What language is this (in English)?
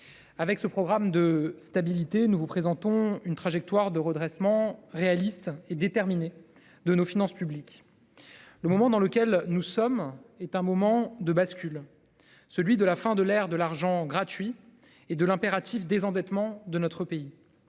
French